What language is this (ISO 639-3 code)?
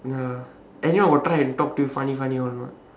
eng